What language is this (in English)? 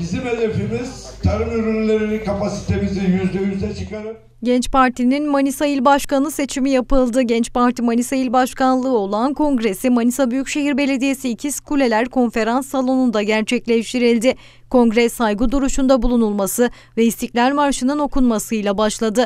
Turkish